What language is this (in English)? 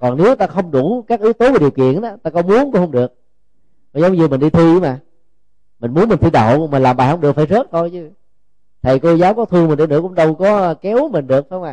Vietnamese